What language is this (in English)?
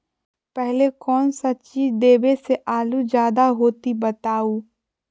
Magahi